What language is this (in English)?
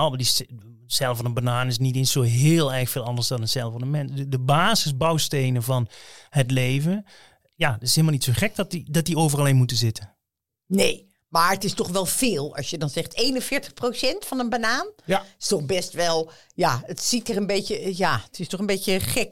Dutch